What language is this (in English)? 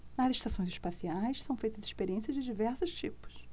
Portuguese